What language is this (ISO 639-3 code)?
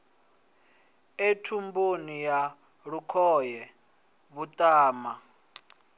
ven